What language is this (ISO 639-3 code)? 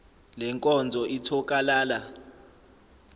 zul